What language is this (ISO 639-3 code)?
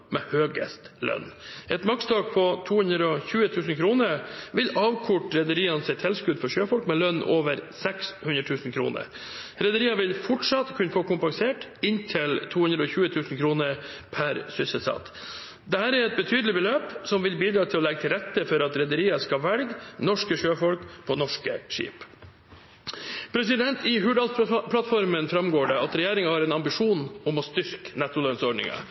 nob